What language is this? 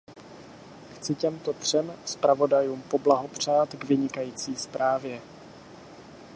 Czech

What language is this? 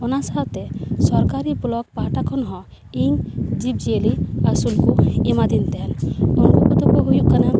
Santali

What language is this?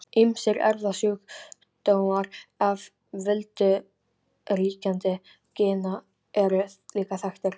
Icelandic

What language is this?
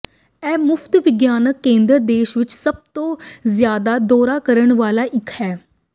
Punjabi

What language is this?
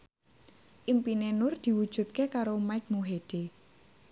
Javanese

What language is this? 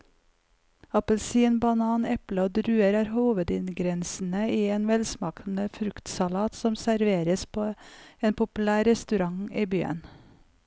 Norwegian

